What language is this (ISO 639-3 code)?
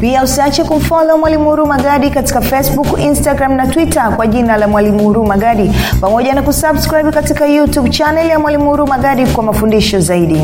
swa